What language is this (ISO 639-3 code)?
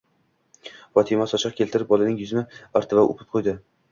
uzb